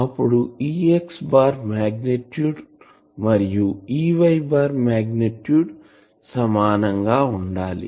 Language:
Telugu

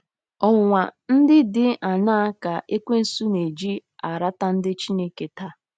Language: Igbo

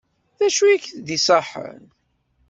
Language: Kabyle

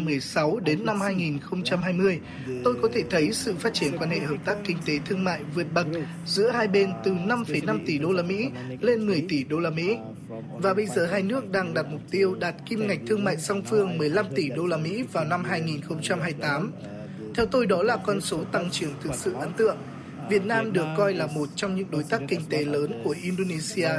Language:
Vietnamese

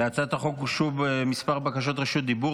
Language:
Hebrew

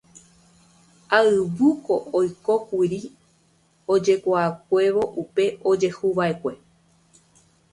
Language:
Guarani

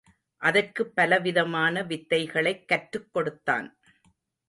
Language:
Tamil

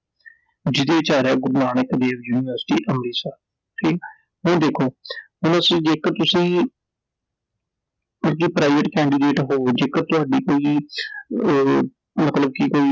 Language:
Punjabi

